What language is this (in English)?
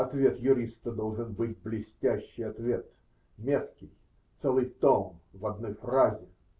Russian